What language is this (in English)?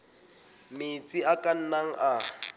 Southern Sotho